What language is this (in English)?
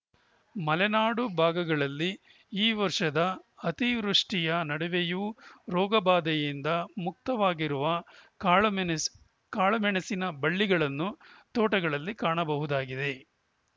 Kannada